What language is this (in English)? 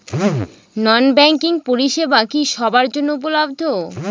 Bangla